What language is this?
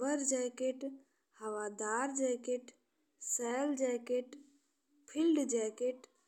Bhojpuri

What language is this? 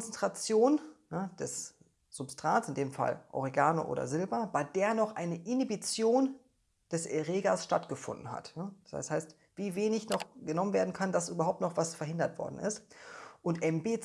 German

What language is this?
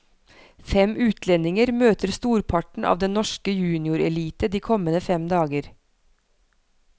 Norwegian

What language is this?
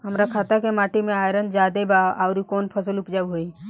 Bhojpuri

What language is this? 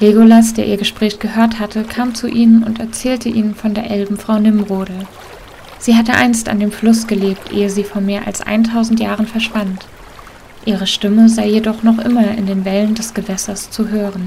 German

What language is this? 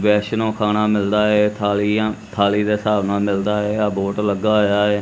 Punjabi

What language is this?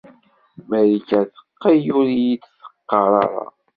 Kabyle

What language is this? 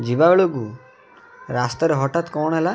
Odia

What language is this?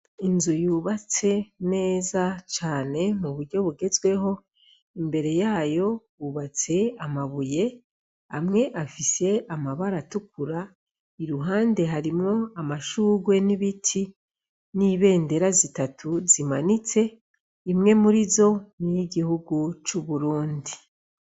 Rundi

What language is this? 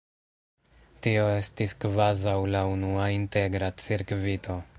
Esperanto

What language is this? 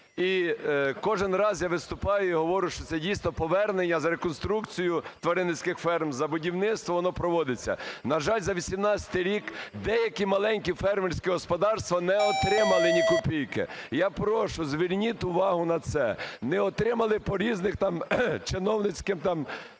Ukrainian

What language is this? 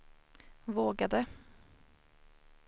Swedish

